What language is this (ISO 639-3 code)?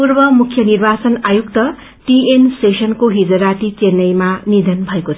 nep